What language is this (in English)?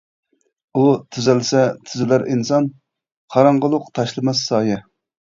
Uyghur